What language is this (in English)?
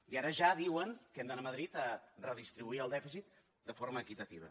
Catalan